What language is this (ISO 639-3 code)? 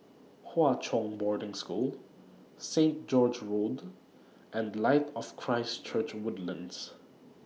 eng